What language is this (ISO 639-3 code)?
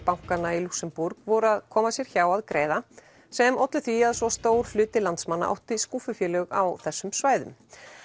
isl